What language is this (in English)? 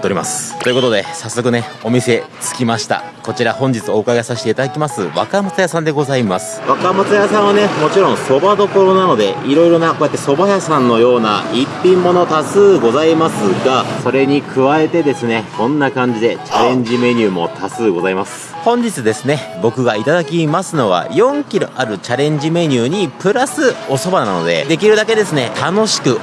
Japanese